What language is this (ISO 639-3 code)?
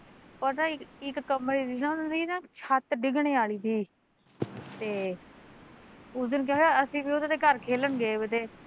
pan